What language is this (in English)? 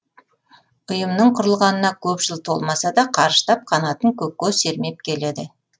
Kazakh